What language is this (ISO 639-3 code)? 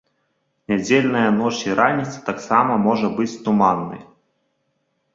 bel